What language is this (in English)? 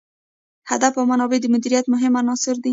Pashto